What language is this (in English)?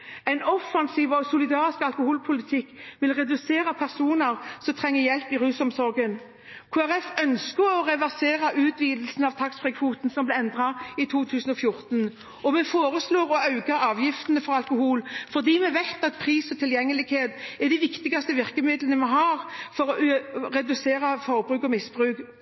Norwegian Bokmål